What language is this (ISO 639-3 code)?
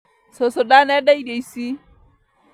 kik